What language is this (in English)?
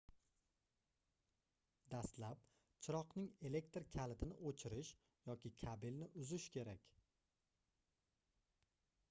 Uzbek